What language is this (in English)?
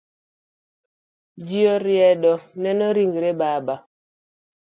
Luo (Kenya and Tanzania)